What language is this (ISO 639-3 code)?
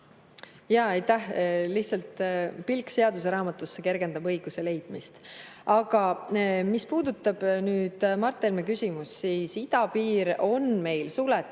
est